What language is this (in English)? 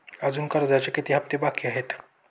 Marathi